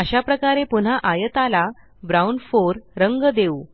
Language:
Marathi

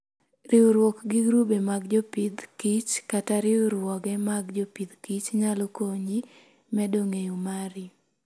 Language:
Luo (Kenya and Tanzania)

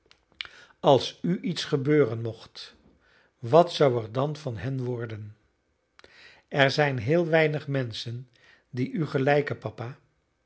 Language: Dutch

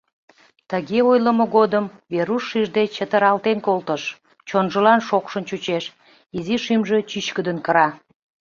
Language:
Mari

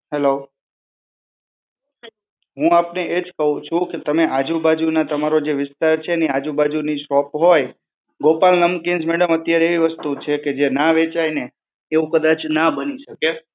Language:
Gujarati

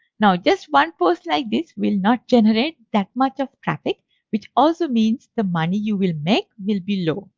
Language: English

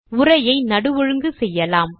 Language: Tamil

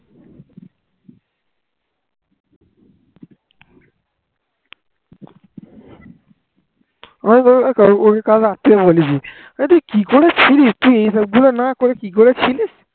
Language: Bangla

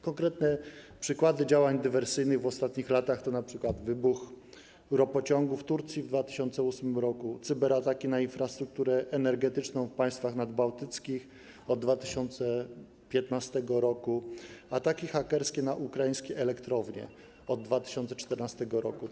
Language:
Polish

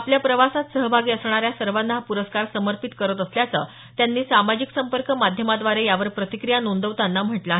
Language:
Marathi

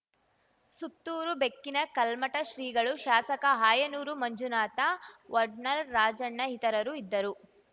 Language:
Kannada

